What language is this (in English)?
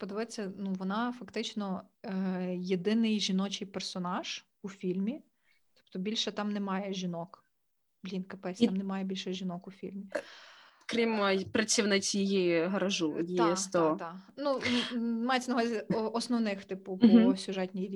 Ukrainian